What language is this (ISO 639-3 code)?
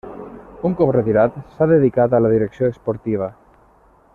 cat